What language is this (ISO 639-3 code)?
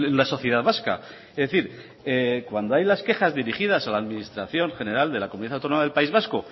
spa